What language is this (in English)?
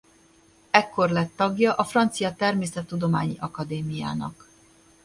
Hungarian